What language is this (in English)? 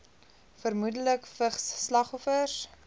Afrikaans